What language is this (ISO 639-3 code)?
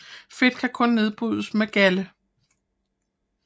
dan